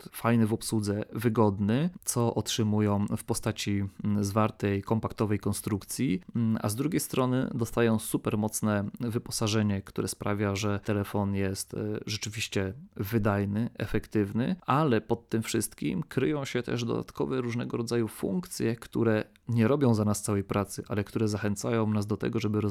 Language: Polish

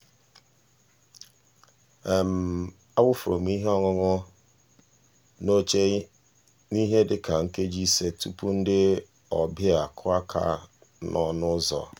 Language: Igbo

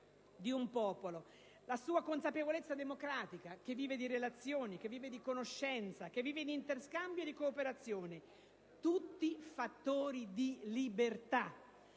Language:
Italian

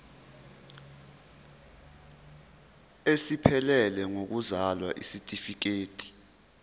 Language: Zulu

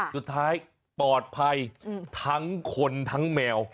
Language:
Thai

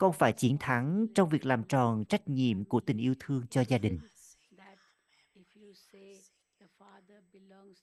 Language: Vietnamese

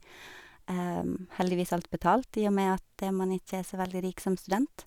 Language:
Norwegian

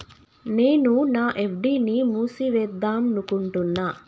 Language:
Telugu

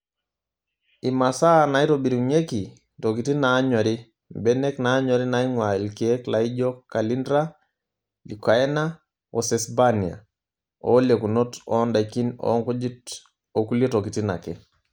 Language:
Masai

